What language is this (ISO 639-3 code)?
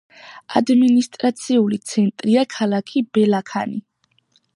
kat